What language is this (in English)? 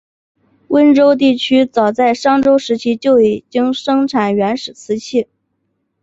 Chinese